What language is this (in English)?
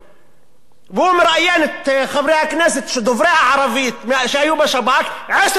Hebrew